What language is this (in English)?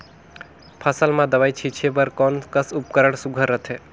Chhattisgarhi